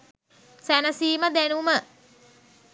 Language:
Sinhala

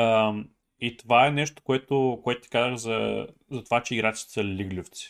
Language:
Bulgarian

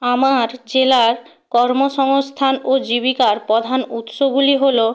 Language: Bangla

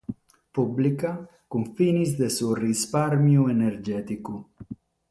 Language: Sardinian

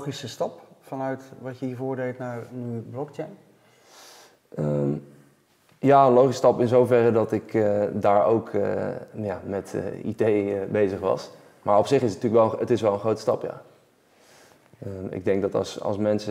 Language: Dutch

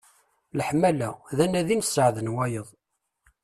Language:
Kabyle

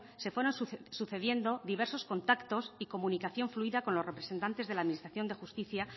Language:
Spanish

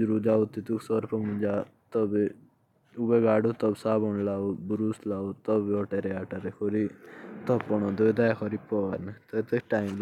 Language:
Jaunsari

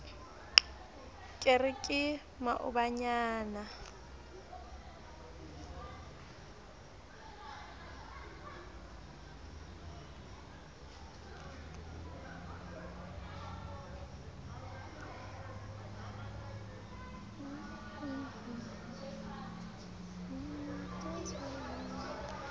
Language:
Southern Sotho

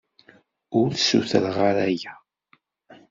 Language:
Kabyle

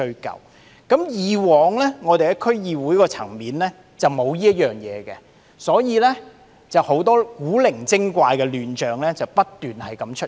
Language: Cantonese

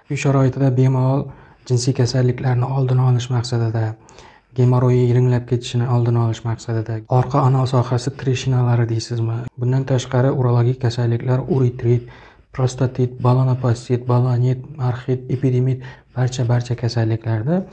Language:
Turkish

